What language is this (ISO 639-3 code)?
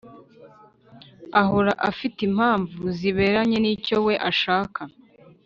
kin